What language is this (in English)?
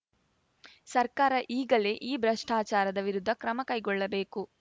Kannada